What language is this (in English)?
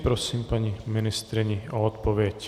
Czech